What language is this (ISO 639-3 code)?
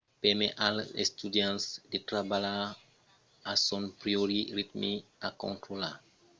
oci